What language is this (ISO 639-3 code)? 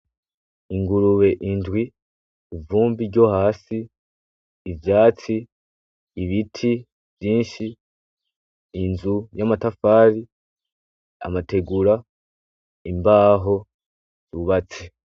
run